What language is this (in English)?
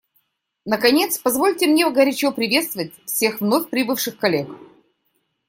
Russian